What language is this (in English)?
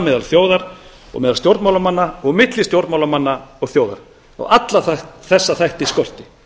Icelandic